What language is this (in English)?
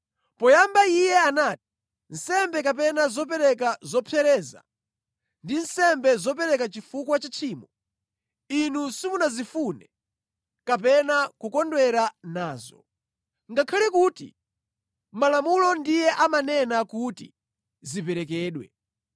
Nyanja